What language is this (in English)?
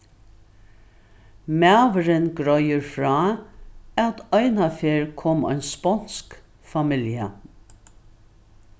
Faroese